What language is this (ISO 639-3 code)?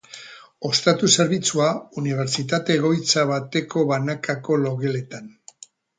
eus